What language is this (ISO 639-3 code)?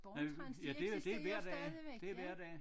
dan